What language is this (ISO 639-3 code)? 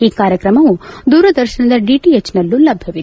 kan